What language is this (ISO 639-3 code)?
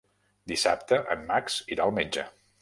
cat